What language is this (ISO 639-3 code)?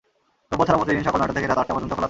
ben